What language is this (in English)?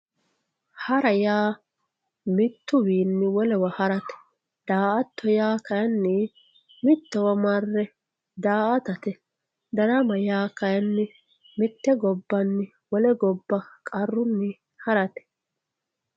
Sidamo